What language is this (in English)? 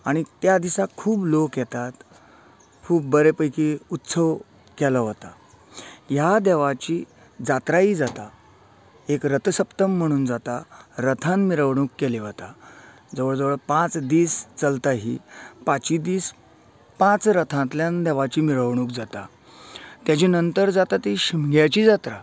Konkani